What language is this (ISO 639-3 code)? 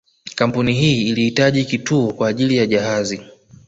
swa